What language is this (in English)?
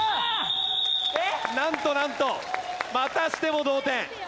Japanese